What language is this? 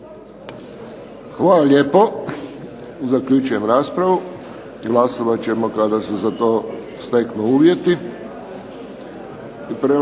Croatian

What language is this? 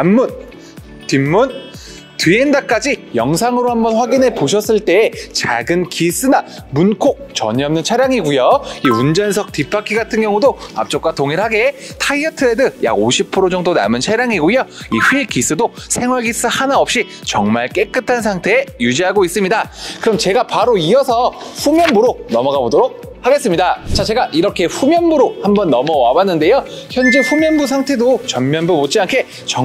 Korean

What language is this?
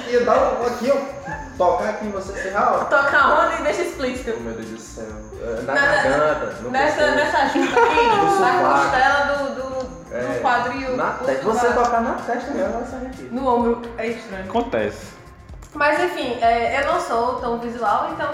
Portuguese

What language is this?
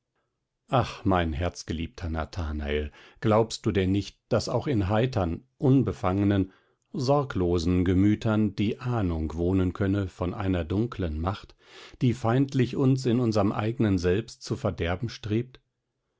German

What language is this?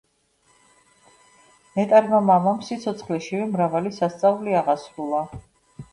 Georgian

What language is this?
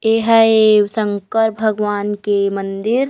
Chhattisgarhi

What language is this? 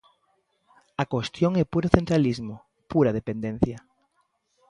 Galician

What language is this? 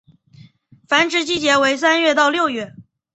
Chinese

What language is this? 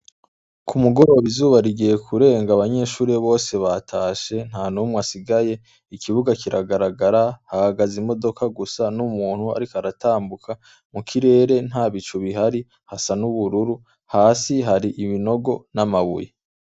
Rundi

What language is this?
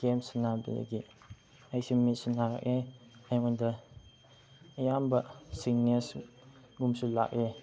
Manipuri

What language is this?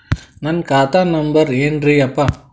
Kannada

